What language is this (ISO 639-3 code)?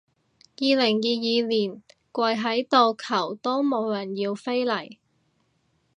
yue